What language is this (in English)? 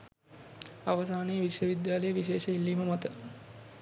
Sinhala